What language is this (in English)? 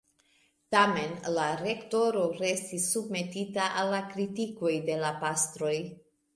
Esperanto